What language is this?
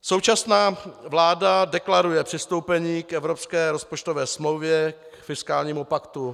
Czech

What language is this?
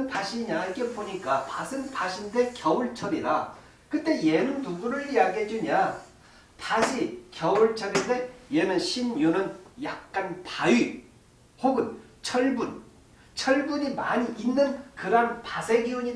Korean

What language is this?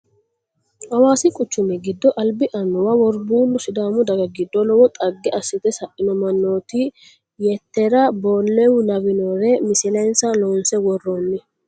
Sidamo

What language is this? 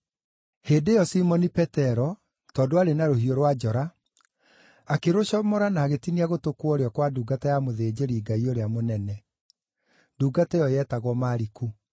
Kikuyu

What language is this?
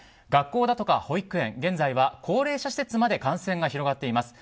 Japanese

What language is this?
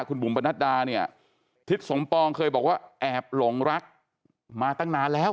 Thai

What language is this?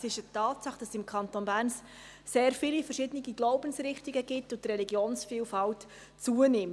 Swiss German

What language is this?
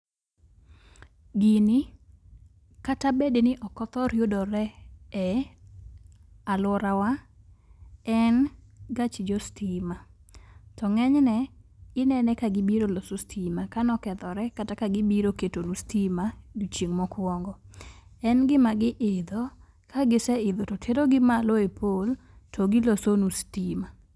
Luo (Kenya and Tanzania)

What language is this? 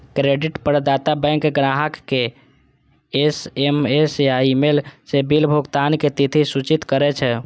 Maithili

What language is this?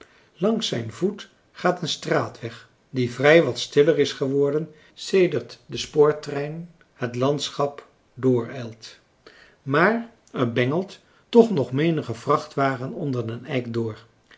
Dutch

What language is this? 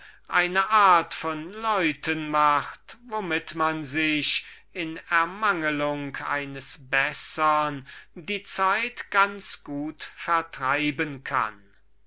German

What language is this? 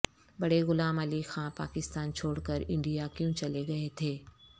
Urdu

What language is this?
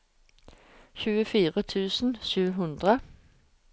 Norwegian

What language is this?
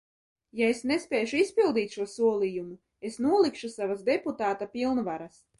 Latvian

